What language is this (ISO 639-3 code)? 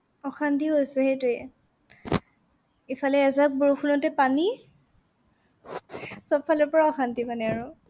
asm